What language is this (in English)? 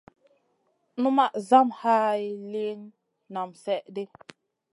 Masana